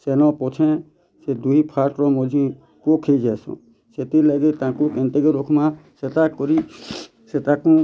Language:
Odia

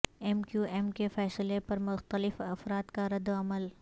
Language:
Urdu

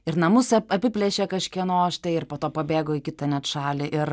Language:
Lithuanian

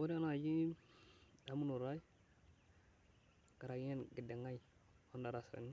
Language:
Masai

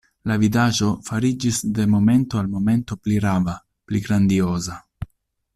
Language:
Esperanto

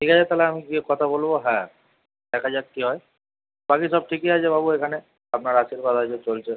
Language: Bangla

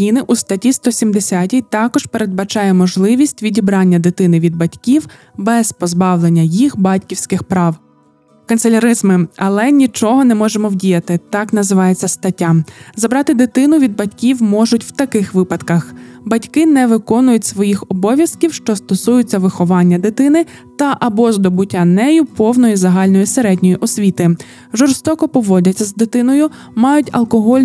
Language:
Ukrainian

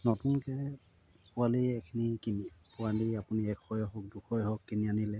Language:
Assamese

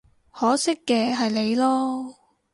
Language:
Cantonese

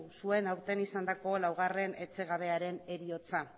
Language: Basque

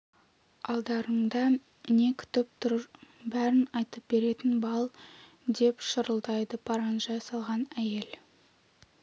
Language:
Kazakh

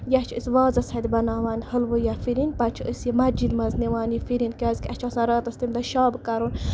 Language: Kashmiri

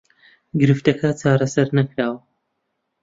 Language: Central Kurdish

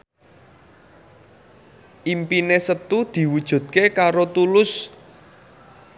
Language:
Javanese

